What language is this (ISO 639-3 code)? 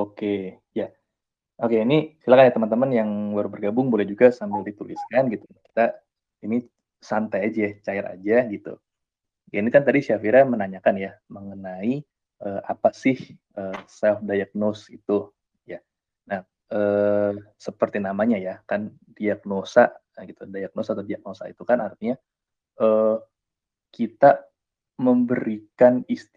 ind